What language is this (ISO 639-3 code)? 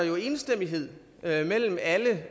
dan